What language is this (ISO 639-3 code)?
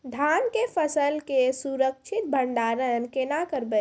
mai